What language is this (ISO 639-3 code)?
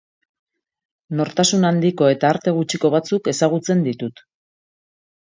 eus